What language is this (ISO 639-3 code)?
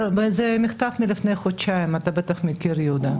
heb